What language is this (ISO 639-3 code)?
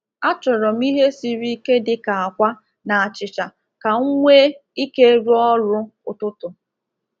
ibo